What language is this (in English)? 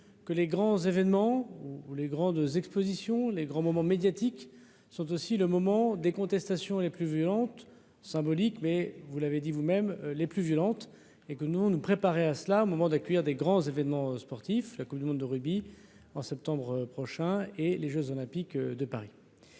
French